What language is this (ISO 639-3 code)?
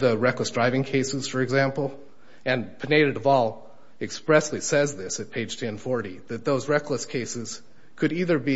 eng